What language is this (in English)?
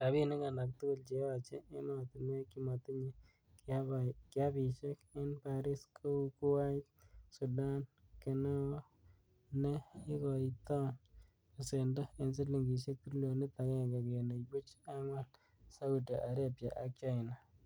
Kalenjin